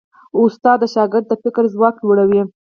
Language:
Pashto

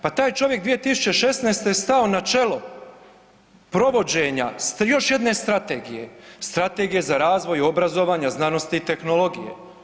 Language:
Croatian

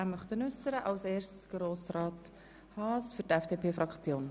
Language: Swiss German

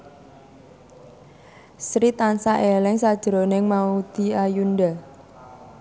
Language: Javanese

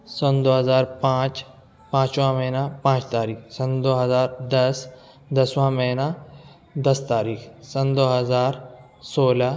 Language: Urdu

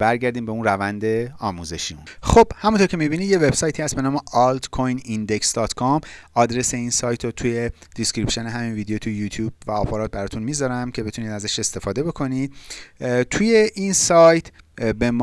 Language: Persian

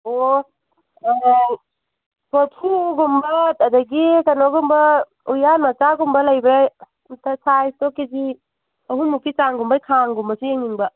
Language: Manipuri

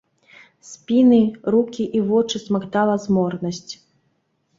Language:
Belarusian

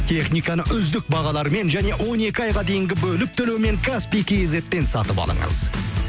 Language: Kazakh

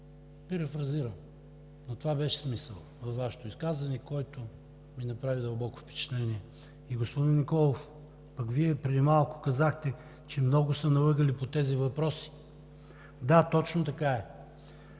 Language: Bulgarian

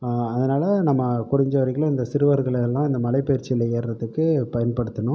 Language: Tamil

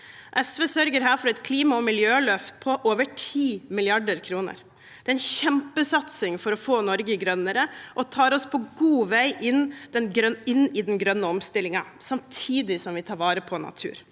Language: Norwegian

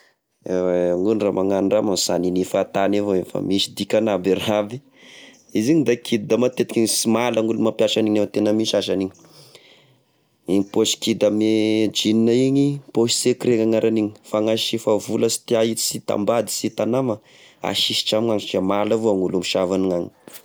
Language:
Tesaka Malagasy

